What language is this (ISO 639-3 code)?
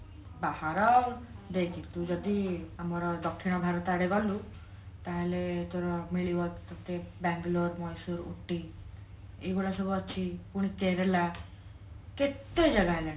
ori